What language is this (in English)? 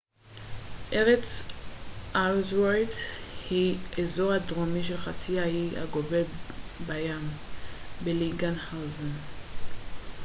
Hebrew